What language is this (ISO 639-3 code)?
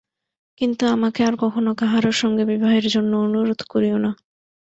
ben